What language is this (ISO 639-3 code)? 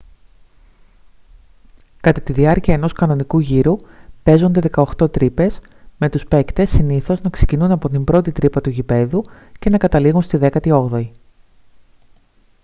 ell